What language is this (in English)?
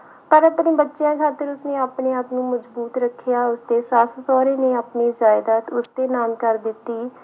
Punjabi